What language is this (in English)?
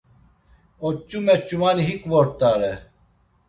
Laz